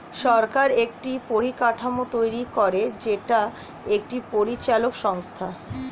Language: Bangla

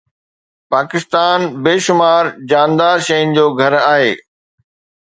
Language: Sindhi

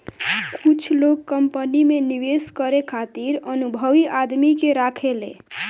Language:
Bhojpuri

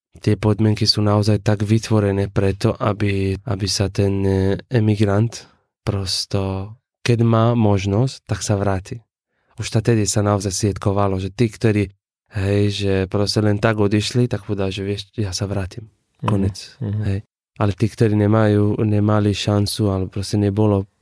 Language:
Slovak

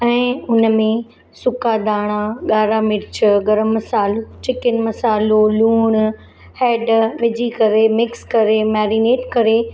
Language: Sindhi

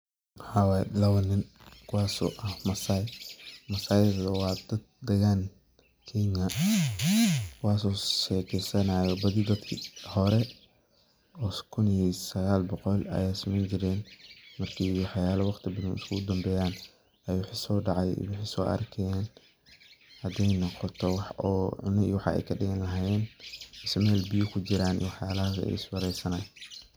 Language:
Somali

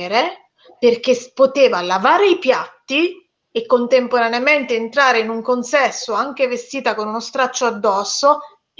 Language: Italian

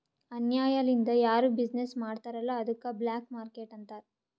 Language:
Kannada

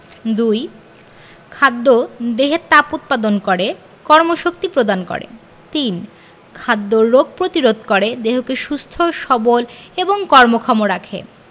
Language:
Bangla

